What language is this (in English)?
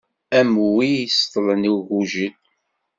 Kabyle